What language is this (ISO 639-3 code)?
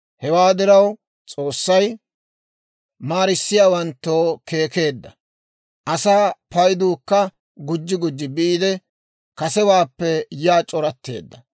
dwr